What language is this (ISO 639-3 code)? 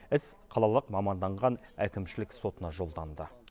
kaz